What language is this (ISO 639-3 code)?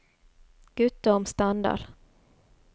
nor